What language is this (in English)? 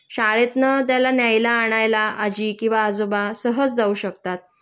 Marathi